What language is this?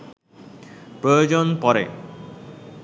Bangla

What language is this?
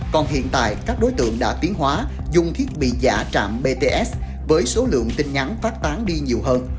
Vietnamese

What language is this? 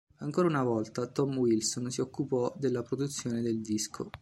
Italian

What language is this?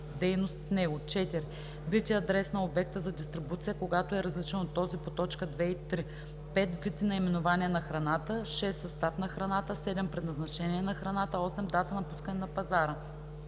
Bulgarian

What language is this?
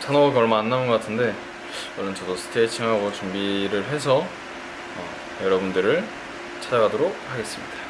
Korean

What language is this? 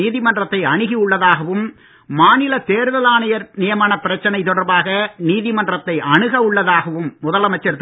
Tamil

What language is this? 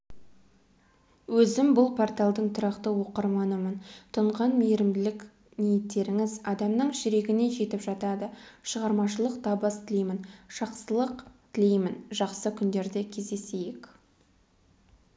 Kazakh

